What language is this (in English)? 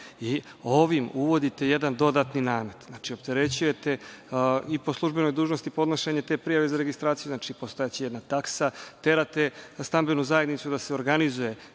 Serbian